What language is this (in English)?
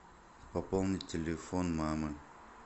Russian